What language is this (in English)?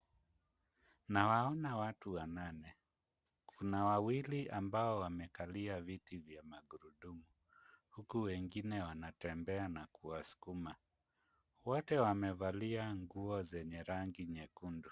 Swahili